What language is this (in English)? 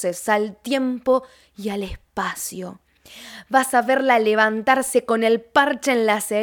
Spanish